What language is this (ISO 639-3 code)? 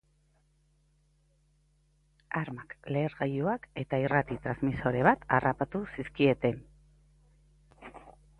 eus